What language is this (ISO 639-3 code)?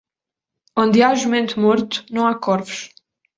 por